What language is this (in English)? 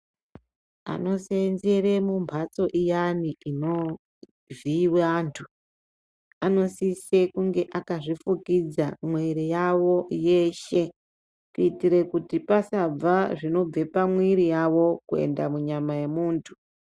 Ndau